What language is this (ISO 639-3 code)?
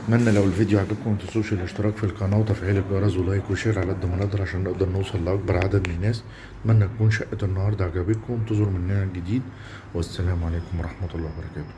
ara